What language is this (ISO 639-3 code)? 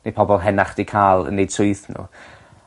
cym